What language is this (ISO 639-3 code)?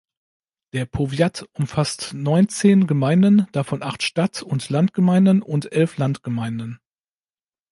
deu